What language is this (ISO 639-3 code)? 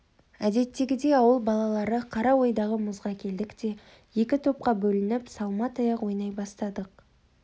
kaz